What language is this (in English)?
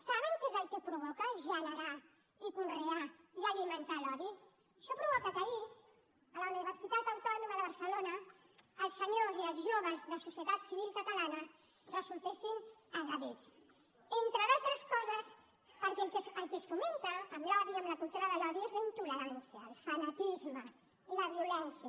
Catalan